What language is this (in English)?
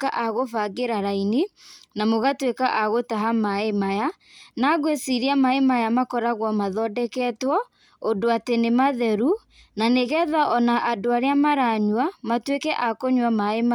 Kikuyu